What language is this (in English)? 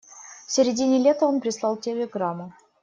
Russian